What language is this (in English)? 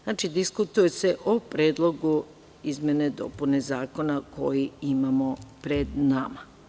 Serbian